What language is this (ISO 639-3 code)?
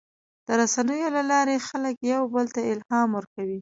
pus